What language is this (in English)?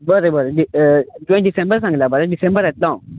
Konkani